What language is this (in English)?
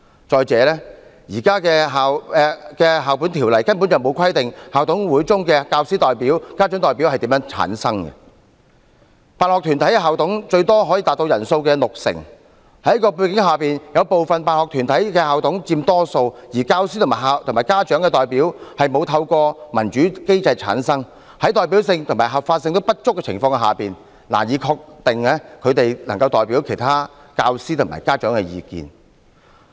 Cantonese